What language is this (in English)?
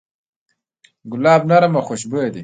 Pashto